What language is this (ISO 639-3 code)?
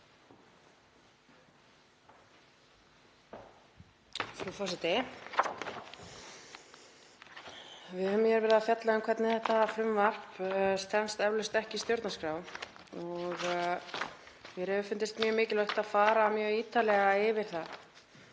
isl